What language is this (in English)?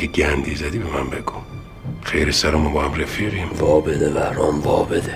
Persian